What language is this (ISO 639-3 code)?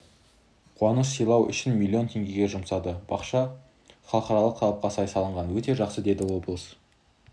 kaz